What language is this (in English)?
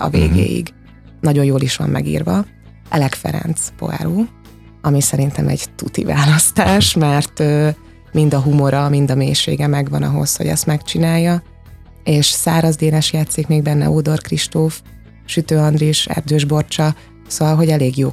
Hungarian